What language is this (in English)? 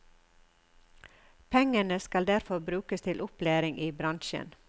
Norwegian